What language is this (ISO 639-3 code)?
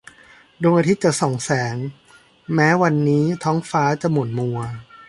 tha